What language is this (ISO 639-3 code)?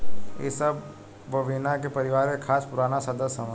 bho